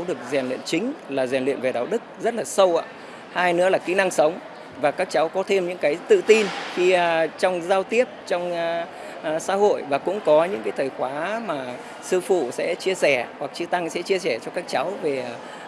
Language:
Vietnamese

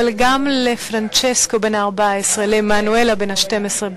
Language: Hebrew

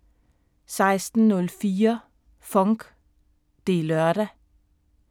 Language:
Danish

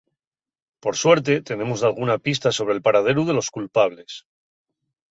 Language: Asturian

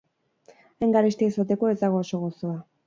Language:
Basque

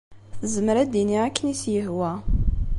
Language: Kabyle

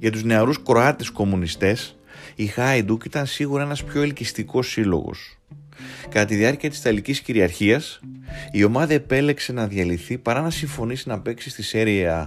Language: Greek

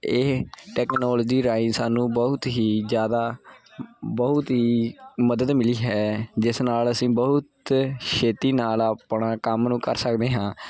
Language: Punjabi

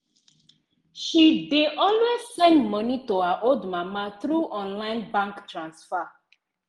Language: Nigerian Pidgin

